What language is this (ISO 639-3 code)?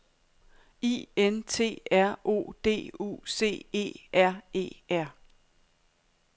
dan